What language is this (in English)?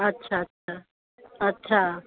Sindhi